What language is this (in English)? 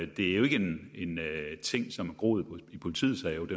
Danish